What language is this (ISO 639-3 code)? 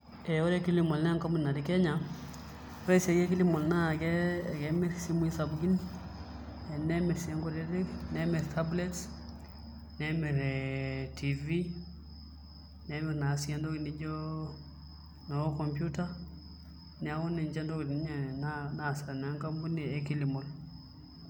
mas